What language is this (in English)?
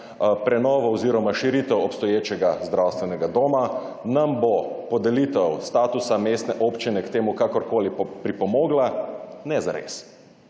Slovenian